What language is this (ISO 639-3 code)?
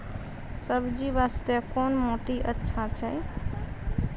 mai